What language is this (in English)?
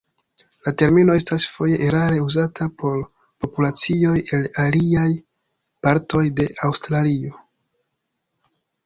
Esperanto